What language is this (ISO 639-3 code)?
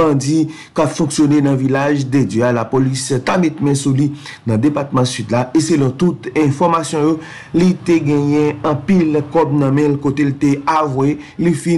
fra